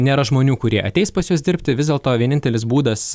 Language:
Lithuanian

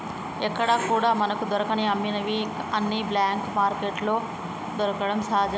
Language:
Telugu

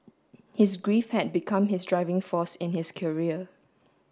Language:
English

